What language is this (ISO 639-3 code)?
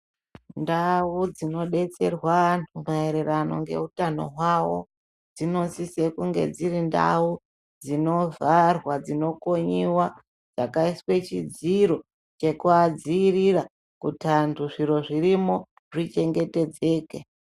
ndc